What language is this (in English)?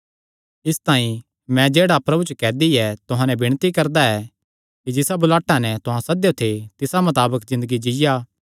Kangri